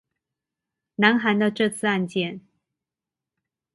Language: Chinese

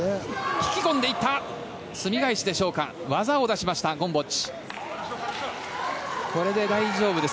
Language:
Japanese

